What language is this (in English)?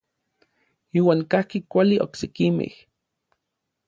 Orizaba Nahuatl